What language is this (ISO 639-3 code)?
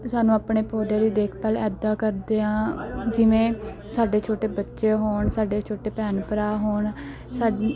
pan